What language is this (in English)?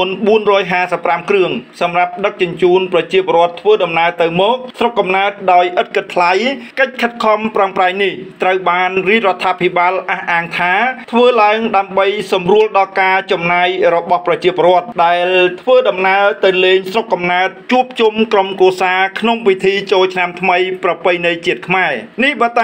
Thai